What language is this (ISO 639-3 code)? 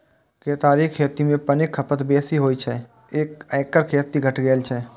mai